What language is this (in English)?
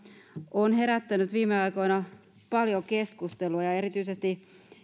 Finnish